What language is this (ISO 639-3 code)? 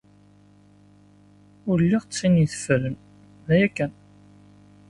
kab